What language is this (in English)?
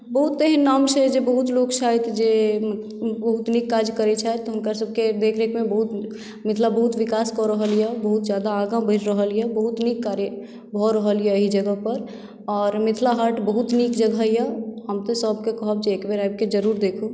Maithili